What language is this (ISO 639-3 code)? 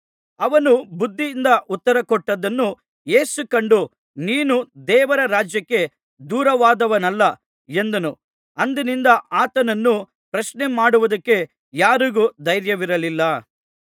kan